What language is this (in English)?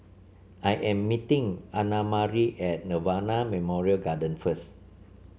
English